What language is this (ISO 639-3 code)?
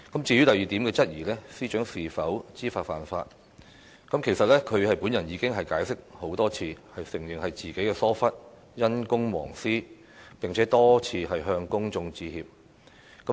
yue